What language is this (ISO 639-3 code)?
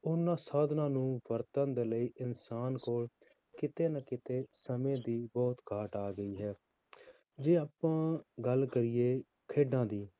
pan